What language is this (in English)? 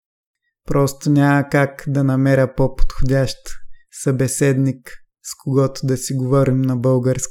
Bulgarian